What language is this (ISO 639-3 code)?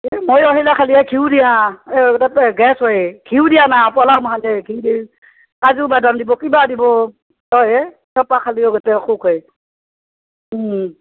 asm